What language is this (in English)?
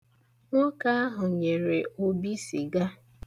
Igbo